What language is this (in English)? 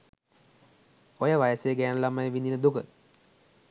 Sinhala